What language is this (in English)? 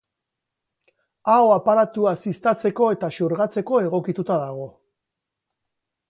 Basque